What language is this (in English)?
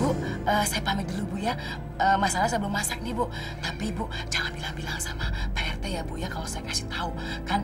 Indonesian